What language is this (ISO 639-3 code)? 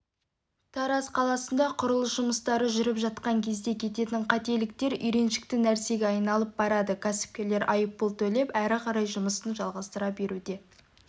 kaz